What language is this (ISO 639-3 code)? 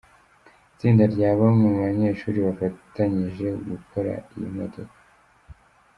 kin